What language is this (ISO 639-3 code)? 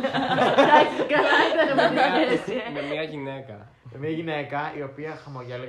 ell